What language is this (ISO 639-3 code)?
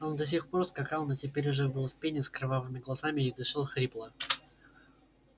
rus